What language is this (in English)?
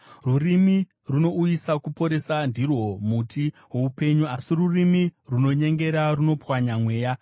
Shona